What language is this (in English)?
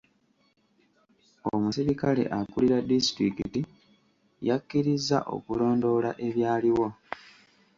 Ganda